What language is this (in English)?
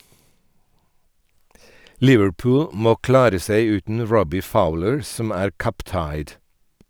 Norwegian